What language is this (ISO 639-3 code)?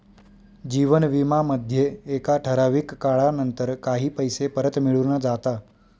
mar